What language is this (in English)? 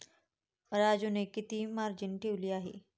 Marathi